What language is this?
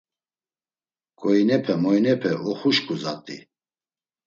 Laz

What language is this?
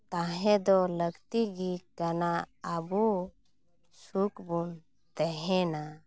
Santali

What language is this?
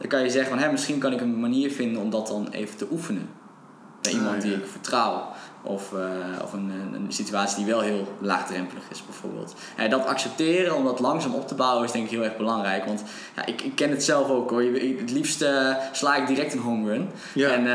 Dutch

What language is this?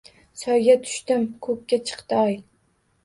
Uzbek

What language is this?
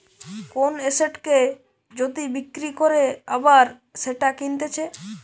Bangla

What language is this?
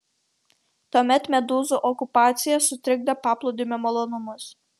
Lithuanian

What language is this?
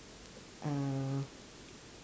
English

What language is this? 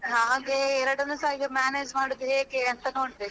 Kannada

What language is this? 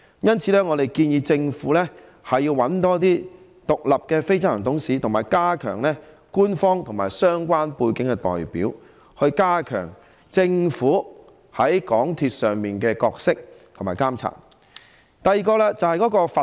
Cantonese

